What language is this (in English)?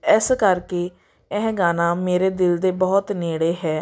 Punjabi